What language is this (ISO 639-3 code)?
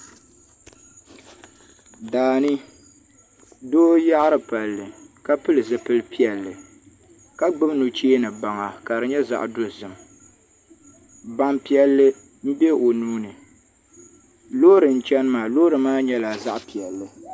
dag